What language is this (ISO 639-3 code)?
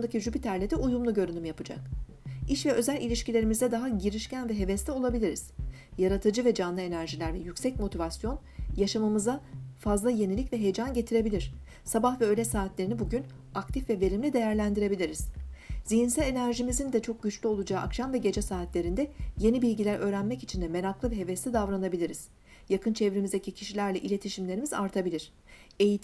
tur